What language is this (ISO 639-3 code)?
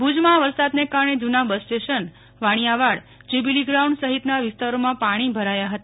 guj